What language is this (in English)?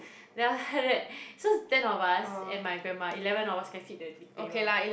English